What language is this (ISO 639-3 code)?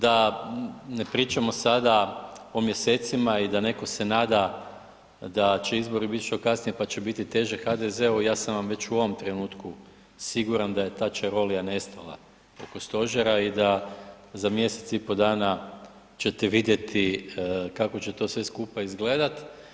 hrv